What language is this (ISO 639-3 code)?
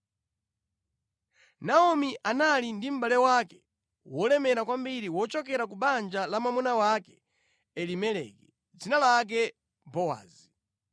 nya